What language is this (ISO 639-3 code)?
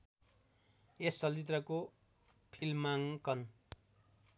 nep